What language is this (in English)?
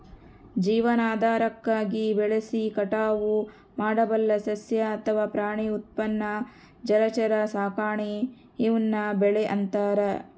Kannada